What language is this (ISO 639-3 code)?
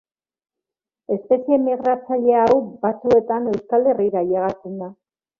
eus